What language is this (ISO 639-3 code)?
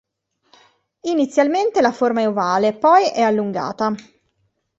ita